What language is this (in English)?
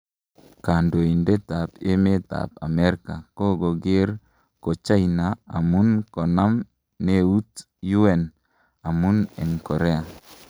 Kalenjin